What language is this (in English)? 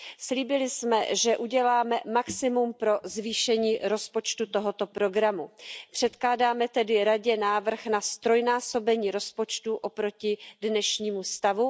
Czech